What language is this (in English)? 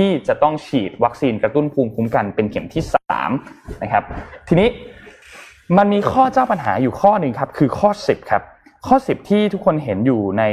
Thai